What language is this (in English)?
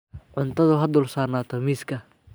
Somali